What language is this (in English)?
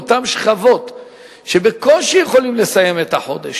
Hebrew